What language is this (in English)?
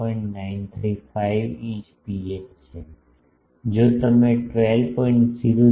Gujarati